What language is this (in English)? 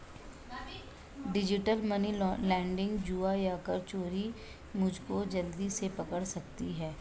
Hindi